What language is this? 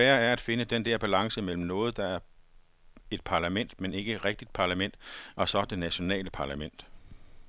Danish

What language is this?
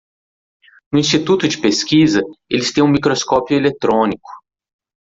Portuguese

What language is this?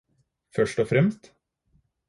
Norwegian Bokmål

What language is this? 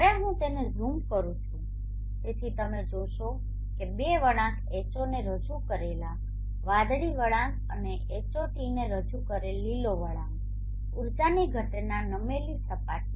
Gujarati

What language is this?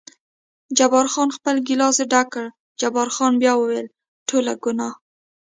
Pashto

